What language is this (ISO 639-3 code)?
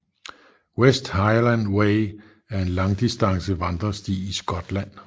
dan